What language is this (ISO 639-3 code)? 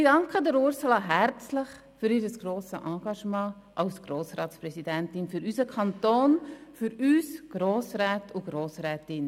gsw